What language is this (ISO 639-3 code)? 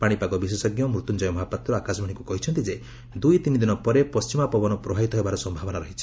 ori